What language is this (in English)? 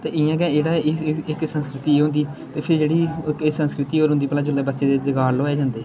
Dogri